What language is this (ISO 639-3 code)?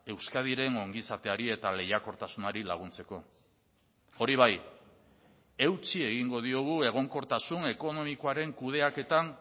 eus